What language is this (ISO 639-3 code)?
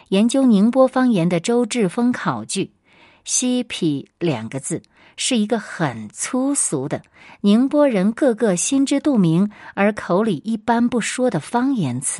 zho